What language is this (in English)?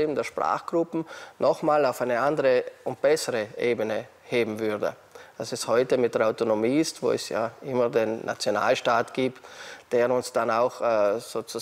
German